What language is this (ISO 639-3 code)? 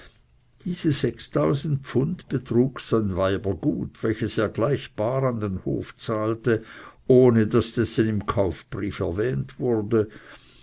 deu